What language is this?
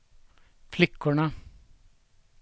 Swedish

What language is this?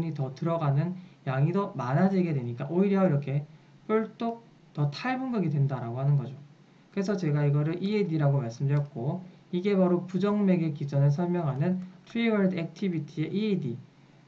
Korean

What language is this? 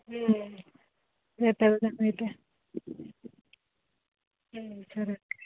Telugu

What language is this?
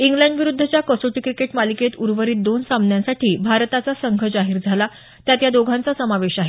Marathi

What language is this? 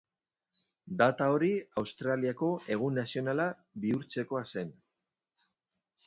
Basque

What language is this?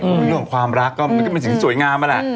Thai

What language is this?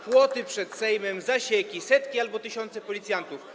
Polish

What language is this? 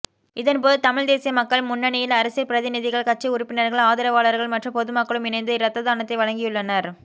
Tamil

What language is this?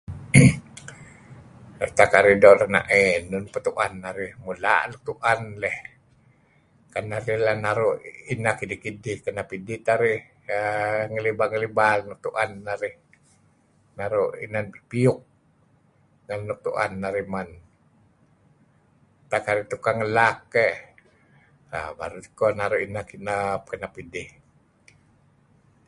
Kelabit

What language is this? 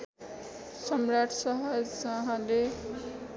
Nepali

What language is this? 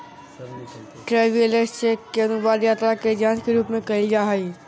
Magahi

